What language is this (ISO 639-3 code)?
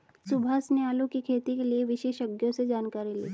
hin